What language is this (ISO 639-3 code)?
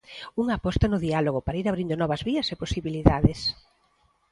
glg